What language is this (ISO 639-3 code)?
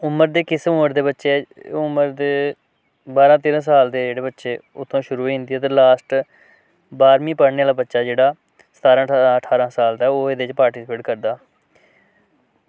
doi